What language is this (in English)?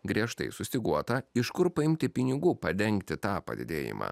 Lithuanian